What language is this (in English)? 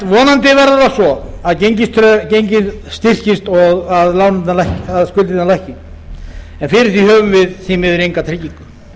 Icelandic